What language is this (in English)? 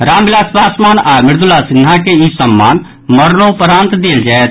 Maithili